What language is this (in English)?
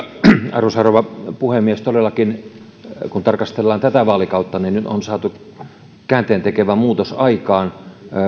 Finnish